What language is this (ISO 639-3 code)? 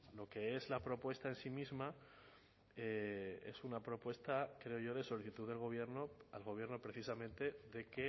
spa